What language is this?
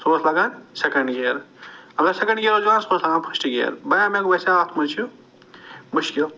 Kashmiri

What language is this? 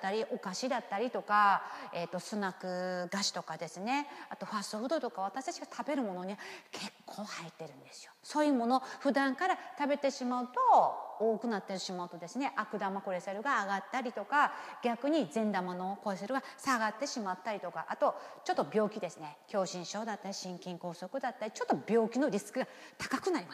Japanese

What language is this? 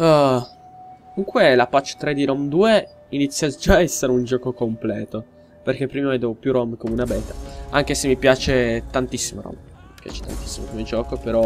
Italian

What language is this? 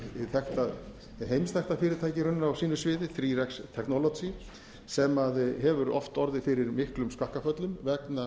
Icelandic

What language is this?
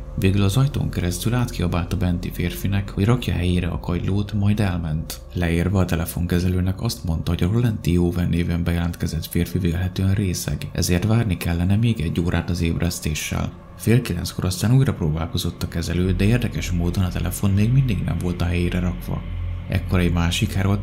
Hungarian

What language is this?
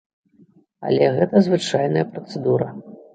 Belarusian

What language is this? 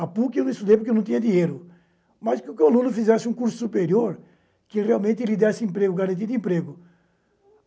Portuguese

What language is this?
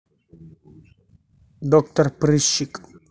Russian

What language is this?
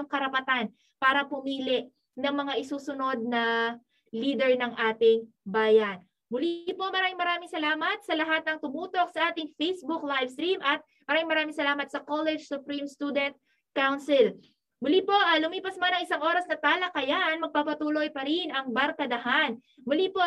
Filipino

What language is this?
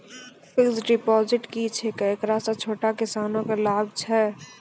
Maithili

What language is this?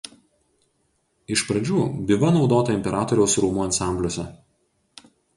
Lithuanian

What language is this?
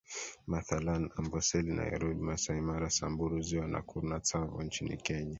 Swahili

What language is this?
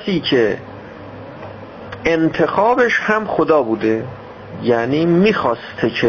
Persian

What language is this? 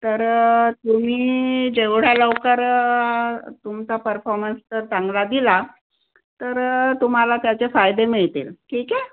Marathi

